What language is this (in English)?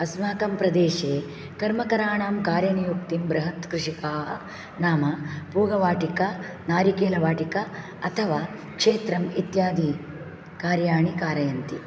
Sanskrit